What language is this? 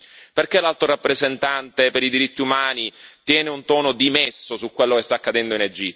Italian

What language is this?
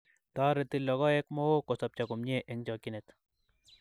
Kalenjin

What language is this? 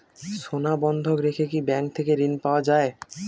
Bangla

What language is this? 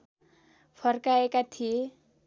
Nepali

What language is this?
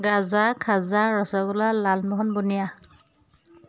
Assamese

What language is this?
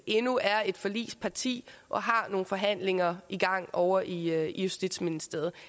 Danish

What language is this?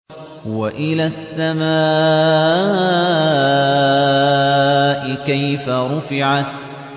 Arabic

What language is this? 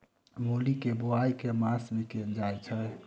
Maithili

